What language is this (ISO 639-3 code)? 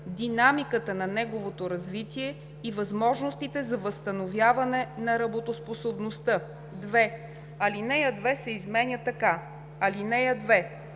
bul